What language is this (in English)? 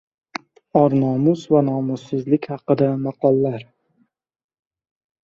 Uzbek